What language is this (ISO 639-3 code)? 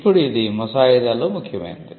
tel